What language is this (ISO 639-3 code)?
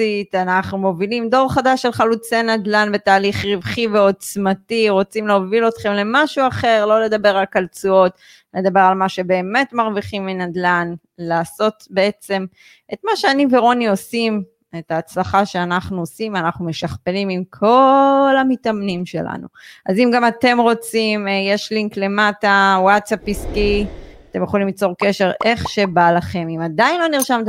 heb